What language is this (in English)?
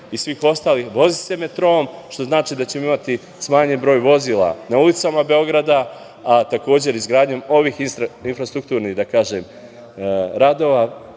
Serbian